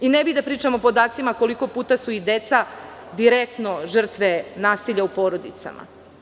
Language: Serbian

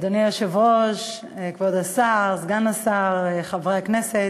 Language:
Hebrew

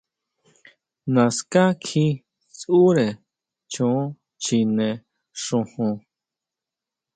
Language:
Huautla Mazatec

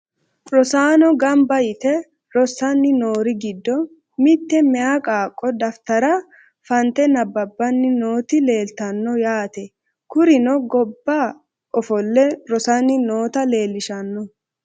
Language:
Sidamo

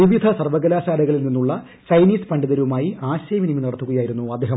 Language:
Malayalam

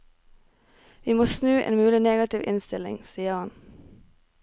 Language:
Norwegian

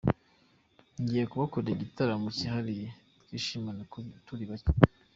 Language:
Kinyarwanda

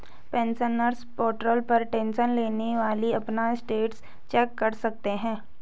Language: Hindi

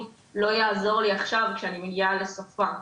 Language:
Hebrew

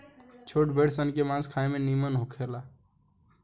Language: Bhojpuri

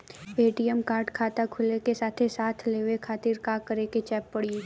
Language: Bhojpuri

